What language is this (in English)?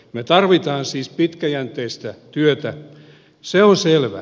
Finnish